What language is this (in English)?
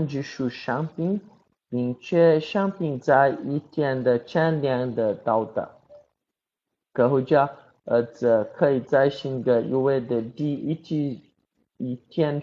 Chinese